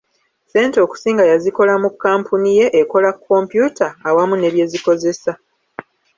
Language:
Ganda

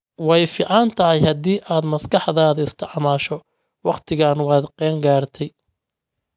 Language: Somali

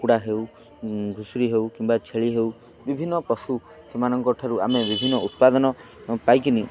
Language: Odia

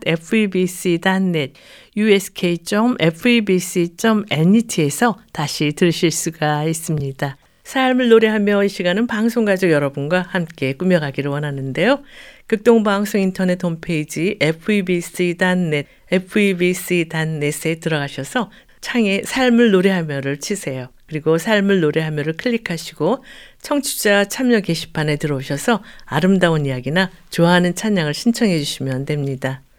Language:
Korean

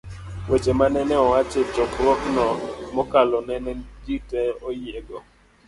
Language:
Luo (Kenya and Tanzania)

